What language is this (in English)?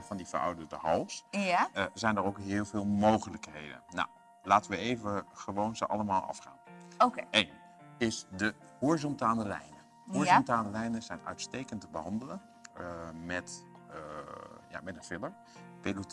Dutch